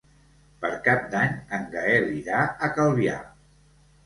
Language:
Catalan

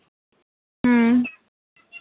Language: Santali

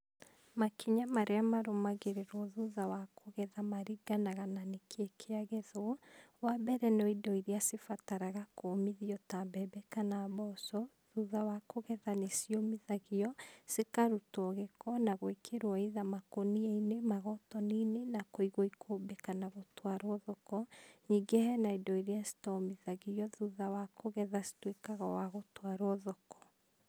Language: Kikuyu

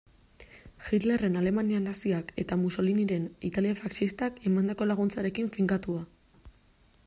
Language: Basque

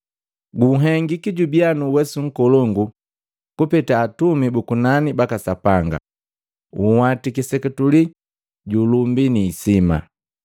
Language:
Matengo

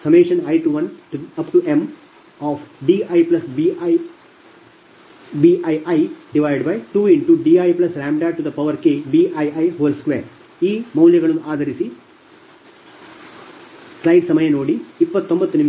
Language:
Kannada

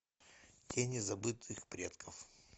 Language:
Russian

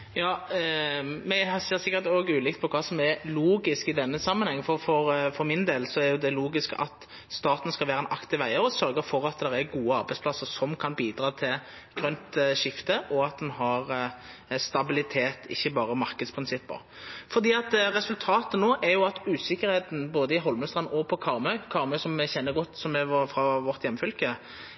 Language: Norwegian Nynorsk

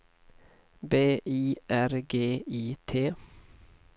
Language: Swedish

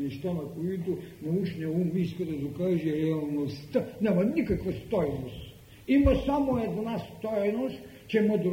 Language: Bulgarian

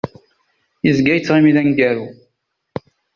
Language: Kabyle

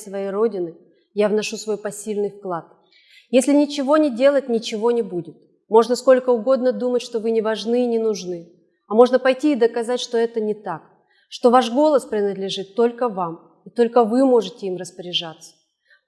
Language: Russian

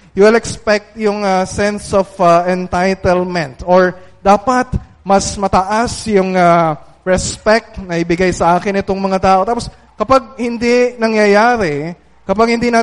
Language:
Filipino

